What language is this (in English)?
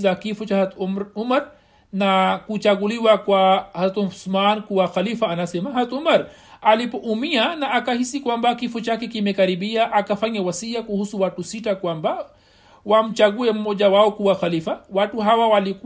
Swahili